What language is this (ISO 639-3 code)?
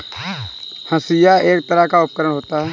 hin